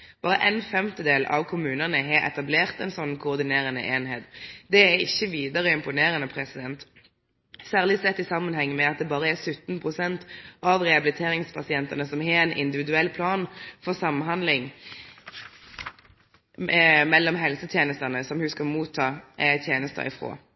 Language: Norwegian Nynorsk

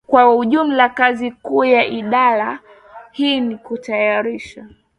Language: Swahili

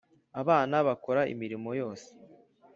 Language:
Kinyarwanda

